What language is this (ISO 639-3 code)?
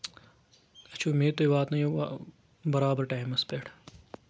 kas